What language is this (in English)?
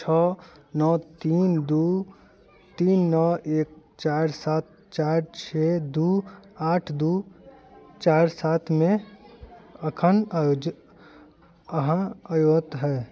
Maithili